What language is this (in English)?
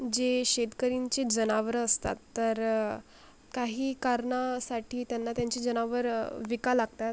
Marathi